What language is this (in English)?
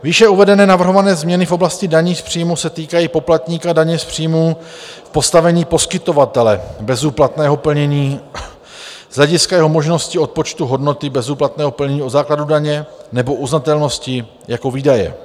Czech